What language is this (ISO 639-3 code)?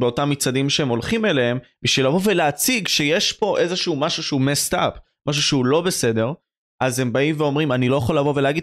heb